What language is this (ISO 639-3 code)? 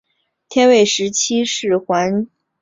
zho